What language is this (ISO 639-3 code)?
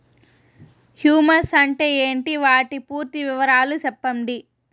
tel